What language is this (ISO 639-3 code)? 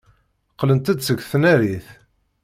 kab